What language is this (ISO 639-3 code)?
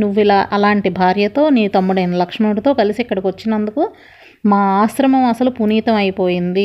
tel